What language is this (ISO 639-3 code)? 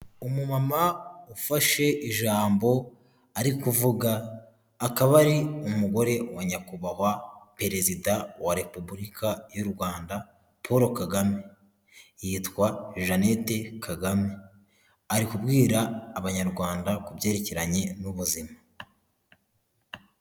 kin